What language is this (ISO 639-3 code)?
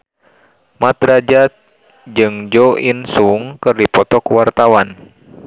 sun